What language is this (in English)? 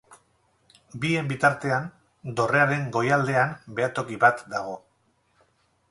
Basque